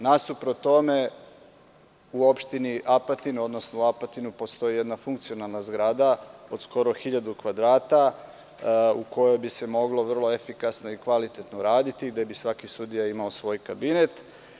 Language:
Serbian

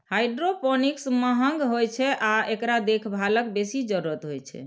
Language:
Maithili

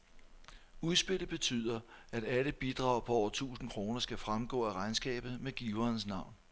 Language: Danish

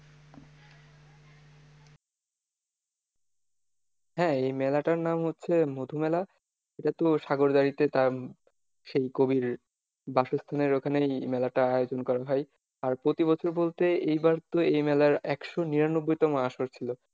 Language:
Bangla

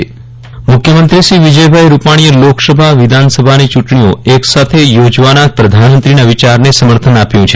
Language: Gujarati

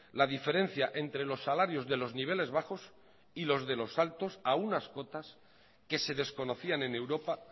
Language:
Spanish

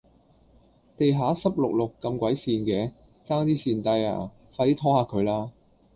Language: Cantonese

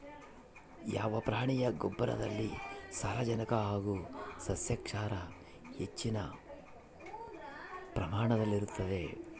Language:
Kannada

